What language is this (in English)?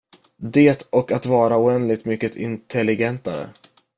Swedish